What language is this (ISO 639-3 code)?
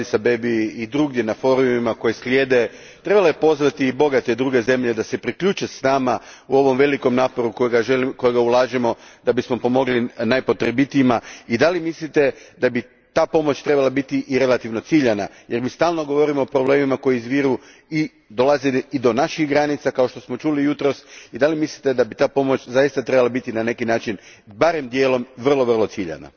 hrv